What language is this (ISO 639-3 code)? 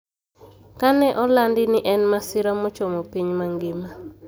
luo